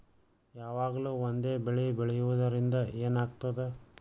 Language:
Kannada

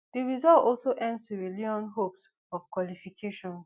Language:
Nigerian Pidgin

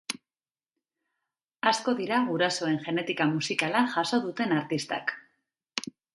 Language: Basque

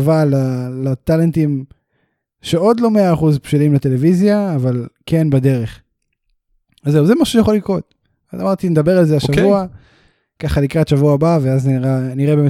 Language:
Hebrew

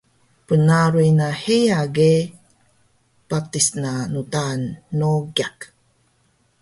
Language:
Taroko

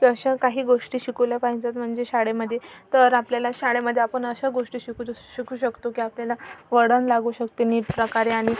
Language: Marathi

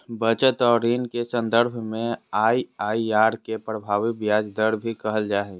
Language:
Magahi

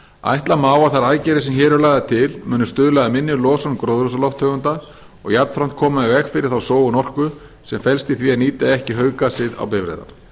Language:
Icelandic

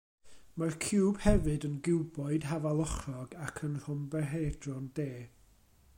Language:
Welsh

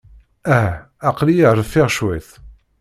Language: Kabyle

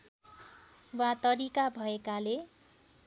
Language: Nepali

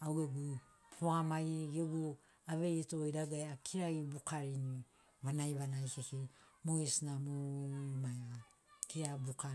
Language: Sinaugoro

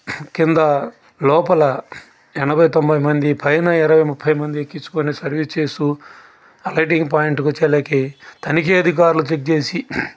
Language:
Telugu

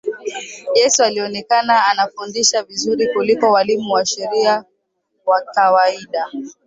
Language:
Swahili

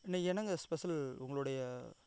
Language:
Tamil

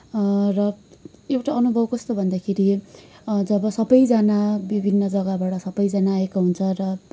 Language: Nepali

